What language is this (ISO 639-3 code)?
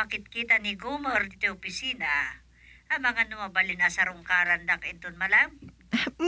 fil